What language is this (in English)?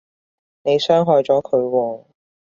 Cantonese